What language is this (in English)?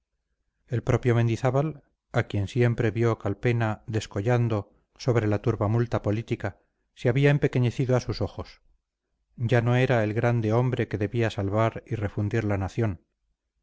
Spanish